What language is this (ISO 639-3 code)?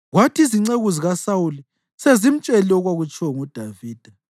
nde